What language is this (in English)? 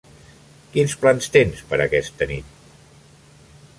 Catalan